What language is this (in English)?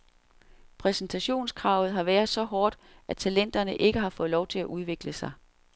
Danish